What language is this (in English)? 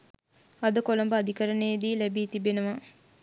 Sinhala